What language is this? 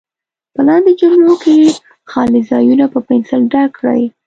Pashto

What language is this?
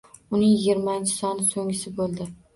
Uzbek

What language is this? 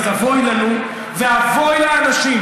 Hebrew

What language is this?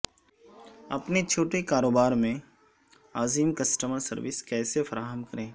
Urdu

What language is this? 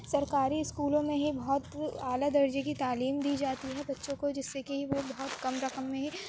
Urdu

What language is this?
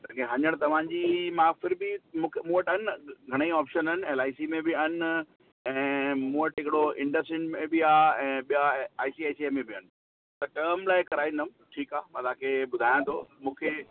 Sindhi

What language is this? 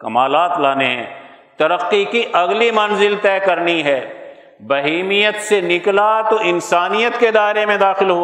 Urdu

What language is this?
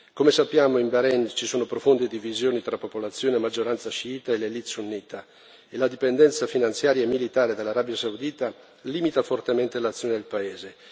Italian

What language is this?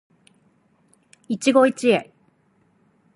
Japanese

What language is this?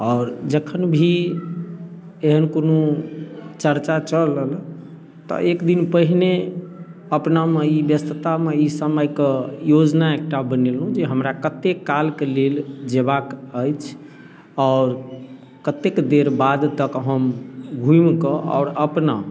Maithili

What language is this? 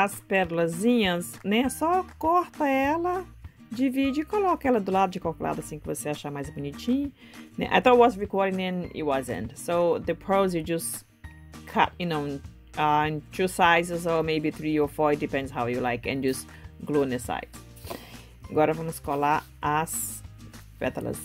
Portuguese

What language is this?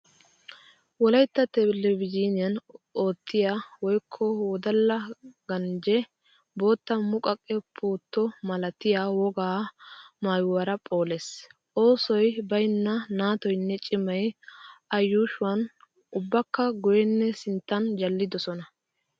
Wolaytta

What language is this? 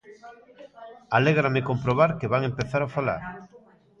Galician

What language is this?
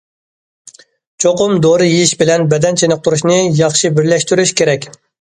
Uyghur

